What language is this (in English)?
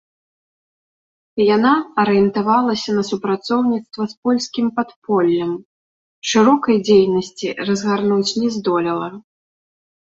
Belarusian